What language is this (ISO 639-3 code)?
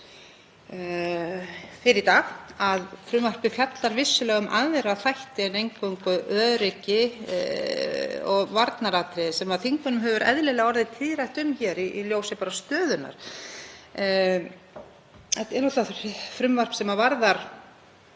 isl